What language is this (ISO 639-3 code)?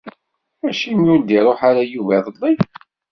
kab